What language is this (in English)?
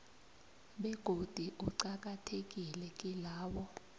South Ndebele